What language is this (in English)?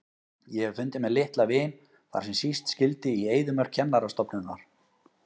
Icelandic